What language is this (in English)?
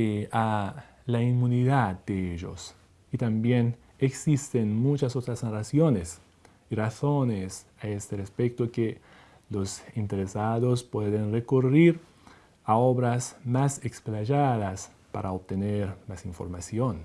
Spanish